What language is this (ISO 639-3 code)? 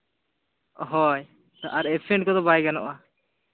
sat